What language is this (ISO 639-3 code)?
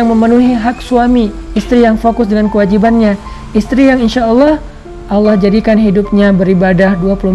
ind